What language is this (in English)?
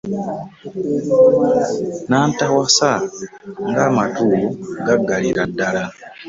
Ganda